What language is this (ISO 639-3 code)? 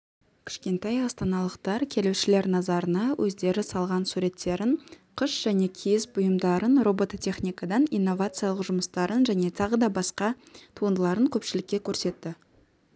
kaz